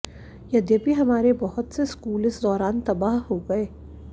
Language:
Hindi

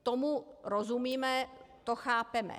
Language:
Czech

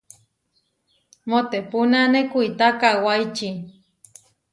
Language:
Huarijio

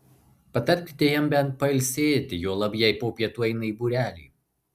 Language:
Lithuanian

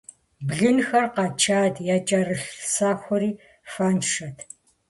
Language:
Kabardian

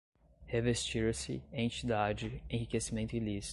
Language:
Portuguese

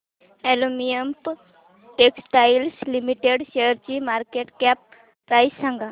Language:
Marathi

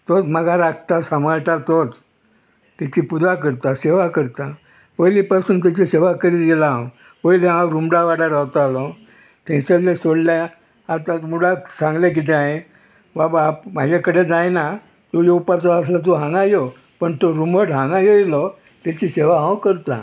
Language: Konkani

